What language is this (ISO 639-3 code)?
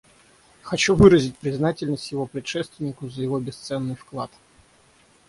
rus